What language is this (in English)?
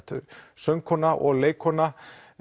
Icelandic